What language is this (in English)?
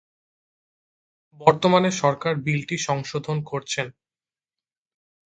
Bangla